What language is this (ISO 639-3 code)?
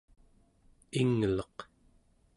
esu